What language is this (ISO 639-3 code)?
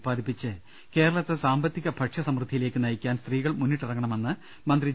mal